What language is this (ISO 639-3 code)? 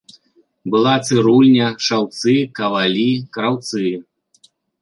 bel